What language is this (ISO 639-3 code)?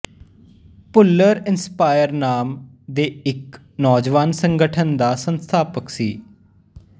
pan